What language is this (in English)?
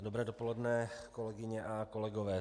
Czech